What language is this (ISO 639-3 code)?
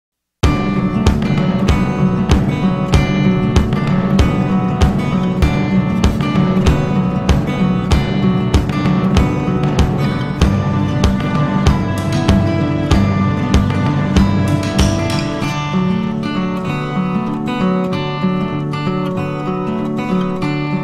kor